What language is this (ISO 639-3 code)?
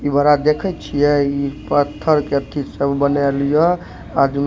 mai